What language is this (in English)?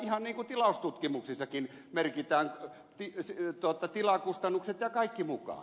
Finnish